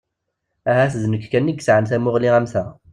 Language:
Kabyle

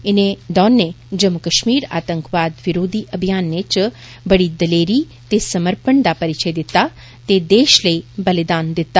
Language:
Dogri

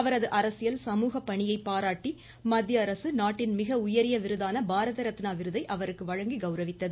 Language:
Tamil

